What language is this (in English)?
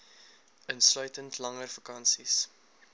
Afrikaans